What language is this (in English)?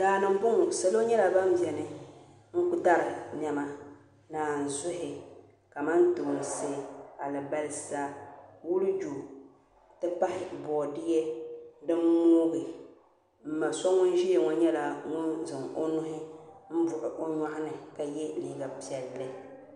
Dagbani